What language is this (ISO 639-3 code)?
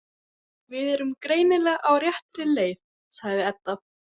isl